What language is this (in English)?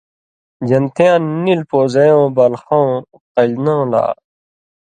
Indus Kohistani